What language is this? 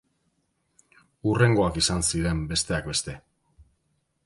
Basque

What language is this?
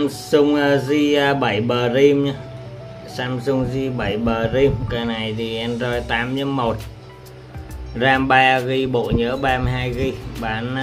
Vietnamese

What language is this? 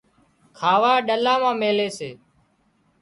Wadiyara Koli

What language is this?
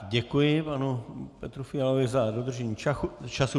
Czech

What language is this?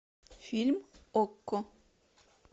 Russian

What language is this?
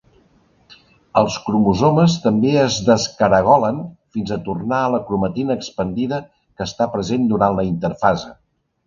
Catalan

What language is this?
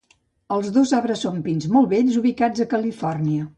Catalan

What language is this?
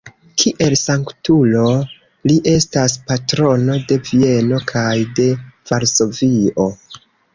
Esperanto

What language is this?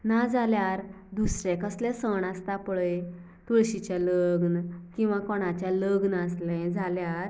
Konkani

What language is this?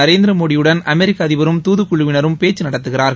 Tamil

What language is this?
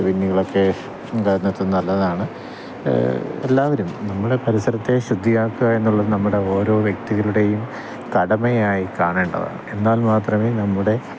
Malayalam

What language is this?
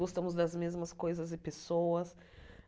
Portuguese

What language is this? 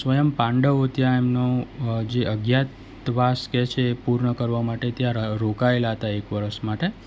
Gujarati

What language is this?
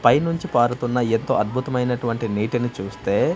Telugu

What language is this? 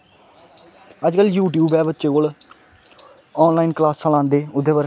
Dogri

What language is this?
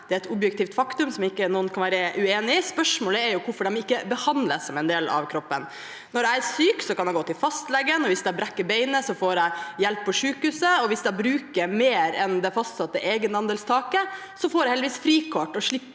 Norwegian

